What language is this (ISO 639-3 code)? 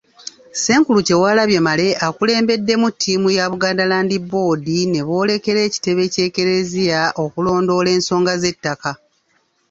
lug